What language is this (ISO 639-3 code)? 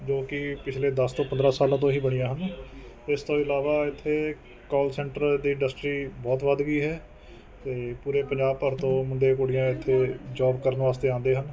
pan